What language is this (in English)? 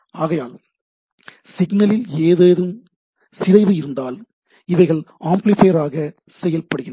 Tamil